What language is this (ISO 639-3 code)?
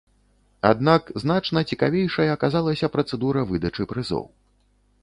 bel